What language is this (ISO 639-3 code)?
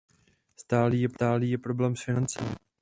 ces